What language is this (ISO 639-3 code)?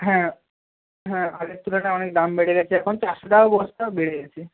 ben